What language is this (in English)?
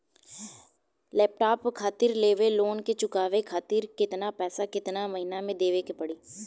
Bhojpuri